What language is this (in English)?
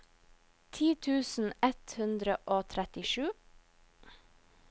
Norwegian